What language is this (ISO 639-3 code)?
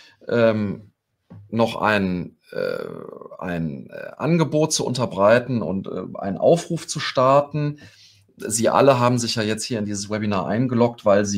deu